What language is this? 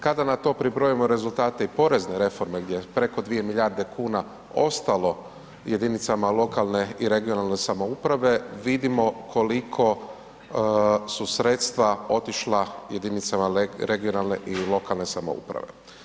Croatian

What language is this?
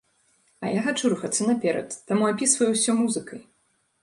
Belarusian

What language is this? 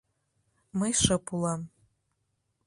Mari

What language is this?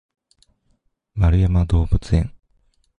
Japanese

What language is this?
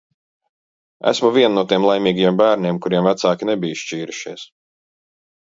Latvian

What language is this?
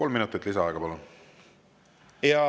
Estonian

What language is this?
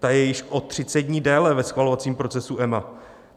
Czech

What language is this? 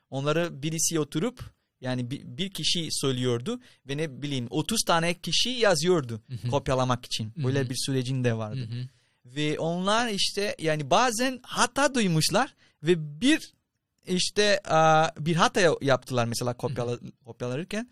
Turkish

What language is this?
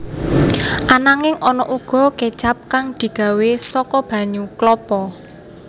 Javanese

